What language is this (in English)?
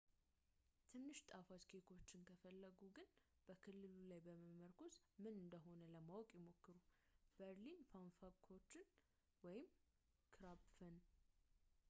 Amharic